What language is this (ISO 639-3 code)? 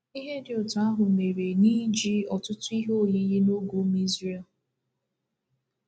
ibo